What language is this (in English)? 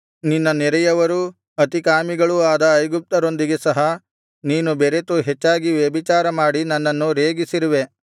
Kannada